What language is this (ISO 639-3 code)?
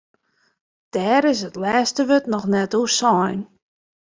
fry